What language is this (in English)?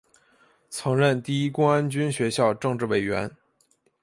Chinese